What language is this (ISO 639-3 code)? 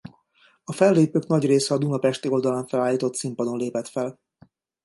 hun